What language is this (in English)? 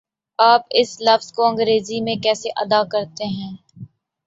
Urdu